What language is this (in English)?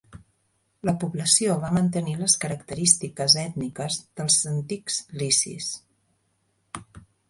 Catalan